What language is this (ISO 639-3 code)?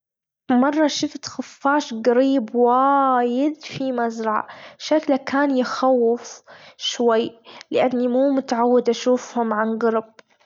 afb